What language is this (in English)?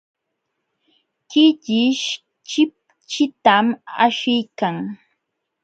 Jauja Wanca Quechua